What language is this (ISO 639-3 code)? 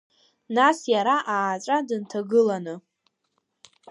abk